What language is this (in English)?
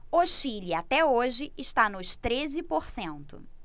Portuguese